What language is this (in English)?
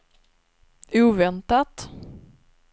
Swedish